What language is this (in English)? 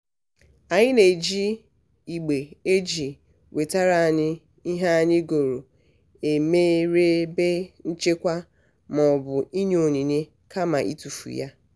Igbo